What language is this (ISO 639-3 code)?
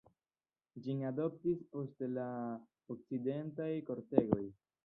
epo